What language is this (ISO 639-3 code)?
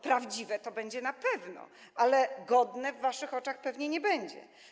pol